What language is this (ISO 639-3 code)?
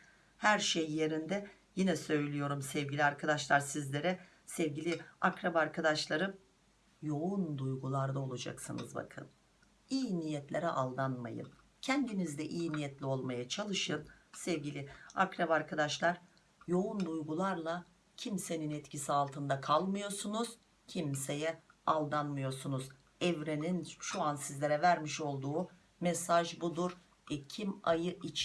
tur